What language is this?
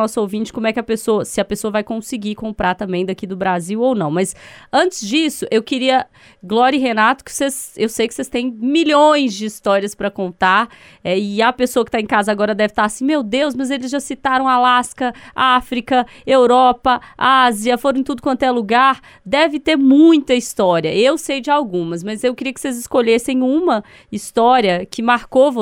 Portuguese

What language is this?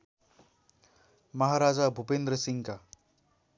Nepali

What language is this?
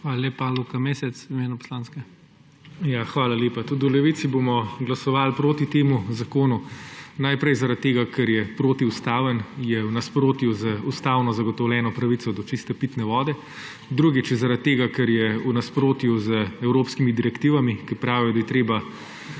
Slovenian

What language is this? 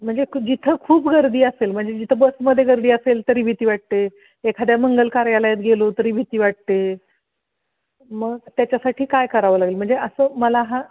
Marathi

